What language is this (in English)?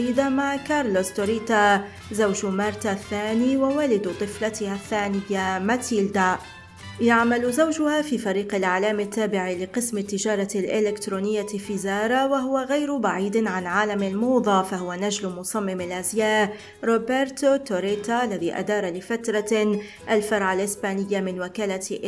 Arabic